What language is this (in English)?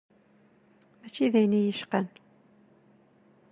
Kabyle